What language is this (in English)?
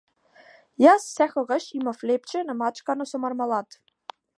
Macedonian